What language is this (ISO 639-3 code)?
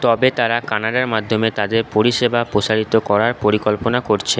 ben